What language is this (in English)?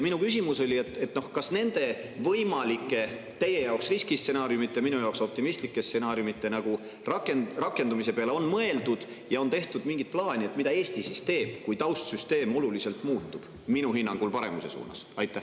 Estonian